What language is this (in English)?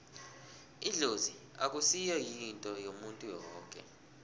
South Ndebele